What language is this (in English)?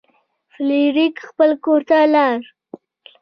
Pashto